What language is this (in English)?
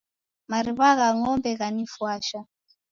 Taita